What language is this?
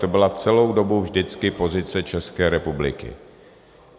Czech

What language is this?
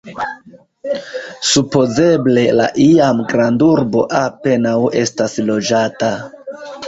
Esperanto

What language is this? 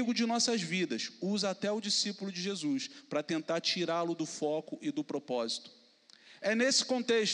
Portuguese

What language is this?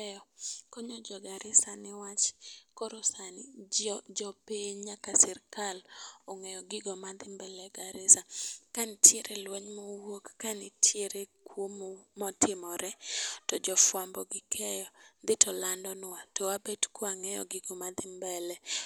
Luo (Kenya and Tanzania)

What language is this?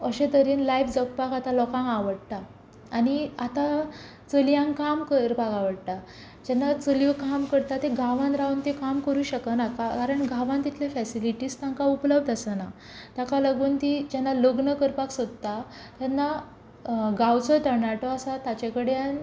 Konkani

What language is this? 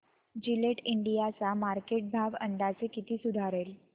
Marathi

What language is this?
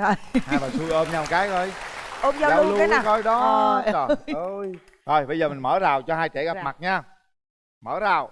Vietnamese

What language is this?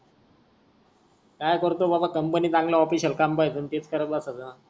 Marathi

